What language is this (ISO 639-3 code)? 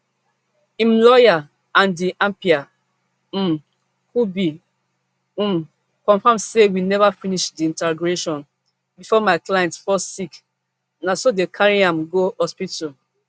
pcm